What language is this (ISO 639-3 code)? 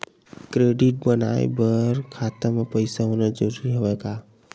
hne